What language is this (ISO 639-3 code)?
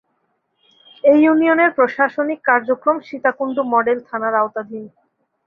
ben